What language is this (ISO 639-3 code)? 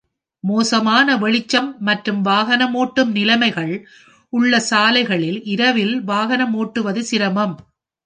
tam